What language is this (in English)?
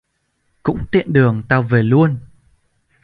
Vietnamese